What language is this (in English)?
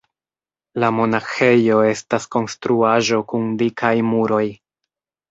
Esperanto